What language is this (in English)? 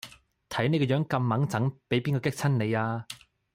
Cantonese